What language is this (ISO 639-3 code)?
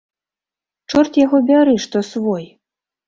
bel